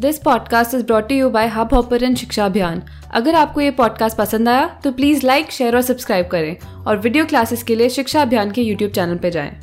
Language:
Hindi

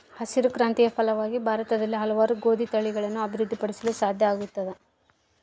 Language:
Kannada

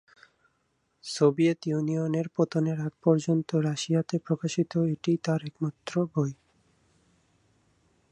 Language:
Bangla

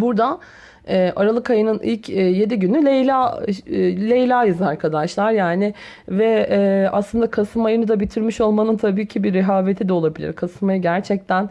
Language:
Turkish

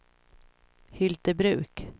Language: Swedish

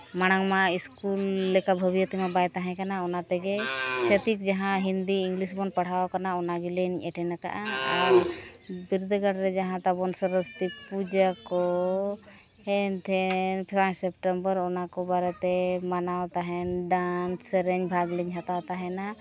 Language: Santali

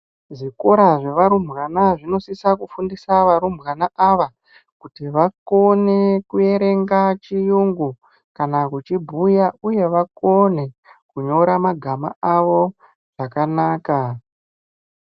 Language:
Ndau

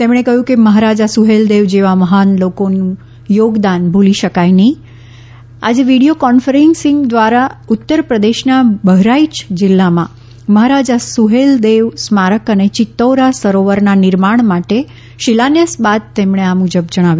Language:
Gujarati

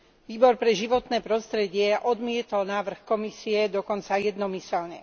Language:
Slovak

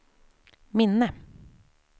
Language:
Swedish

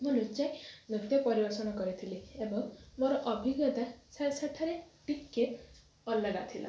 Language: Odia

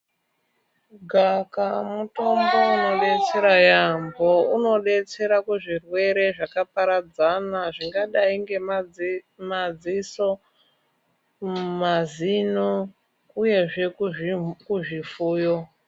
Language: Ndau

